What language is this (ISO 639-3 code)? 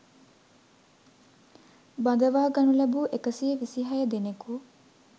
sin